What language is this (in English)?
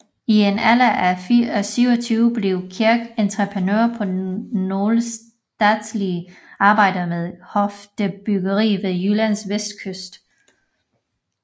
Danish